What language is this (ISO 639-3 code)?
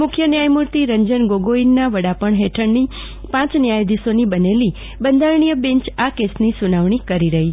guj